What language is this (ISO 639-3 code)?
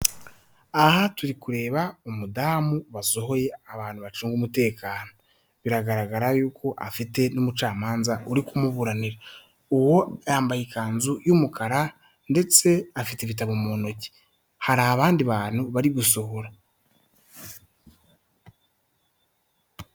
kin